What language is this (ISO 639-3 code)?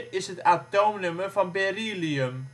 nld